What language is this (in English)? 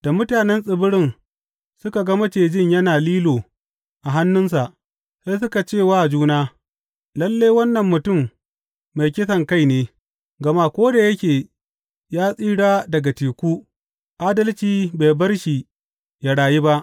Hausa